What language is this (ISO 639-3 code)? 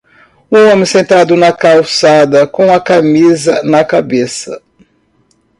por